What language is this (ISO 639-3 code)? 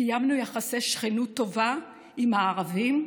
heb